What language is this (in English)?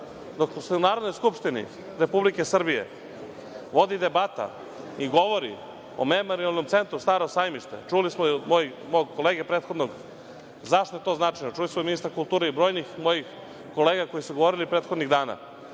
Serbian